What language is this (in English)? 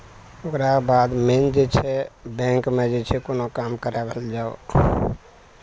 Maithili